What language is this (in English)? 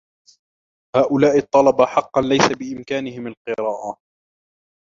Arabic